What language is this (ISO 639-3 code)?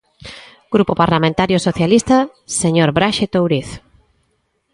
glg